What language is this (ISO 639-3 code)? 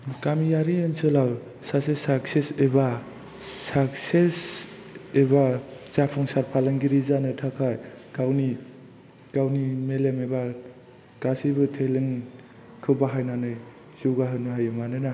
brx